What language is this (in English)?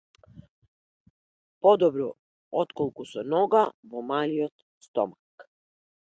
Macedonian